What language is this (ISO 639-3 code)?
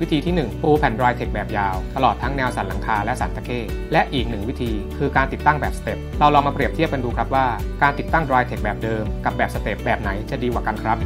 tha